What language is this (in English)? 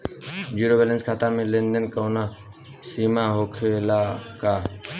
Bhojpuri